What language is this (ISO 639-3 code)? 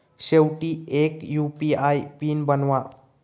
mar